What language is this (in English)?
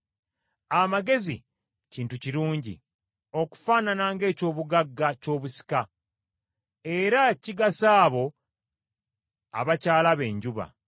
Ganda